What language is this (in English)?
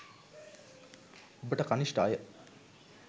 Sinhala